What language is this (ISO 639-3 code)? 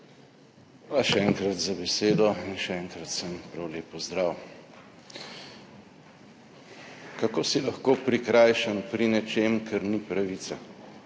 slv